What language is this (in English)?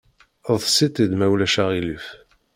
Kabyle